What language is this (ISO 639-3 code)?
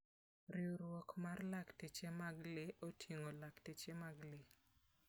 luo